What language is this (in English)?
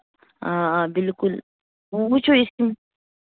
Kashmiri